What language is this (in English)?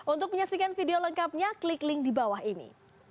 Indonesian